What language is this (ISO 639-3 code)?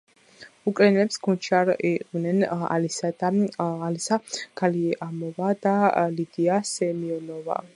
kat